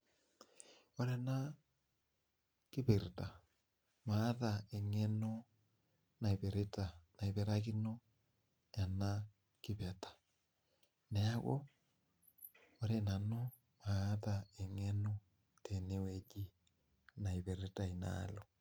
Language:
Masai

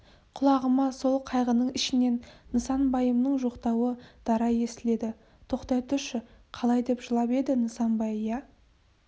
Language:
Kazakh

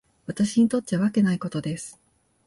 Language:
Japanese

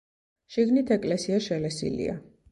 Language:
Georgian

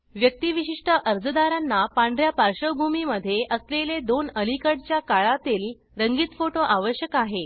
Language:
Marathi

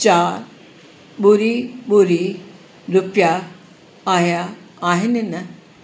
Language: Sindhi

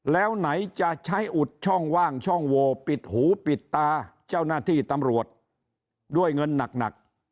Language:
Thai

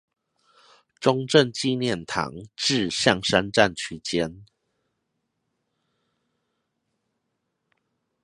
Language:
Chinese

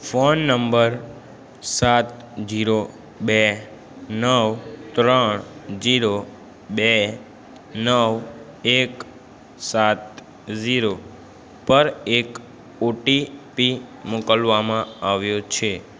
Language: Gujarati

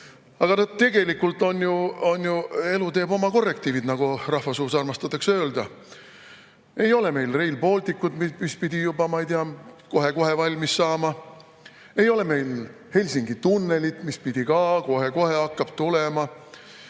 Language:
Estonian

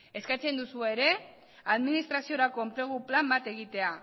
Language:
Basque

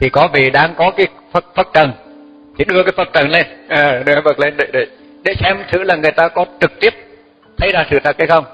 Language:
Vietnamese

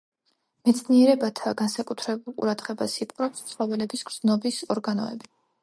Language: Georgian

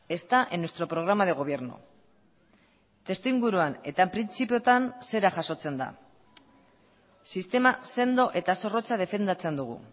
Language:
Basque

